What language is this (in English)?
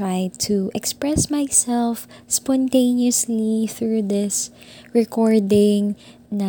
Filipino